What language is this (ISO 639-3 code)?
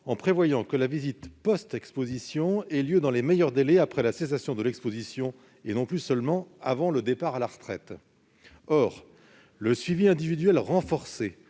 fra